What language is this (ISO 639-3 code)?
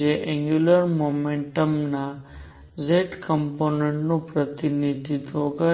guj